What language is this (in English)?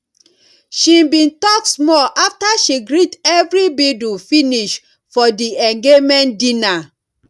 Nigerian Pidgin